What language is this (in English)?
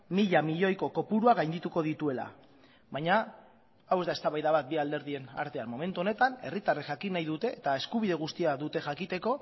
Basque